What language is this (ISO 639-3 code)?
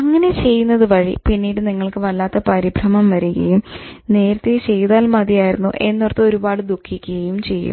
mal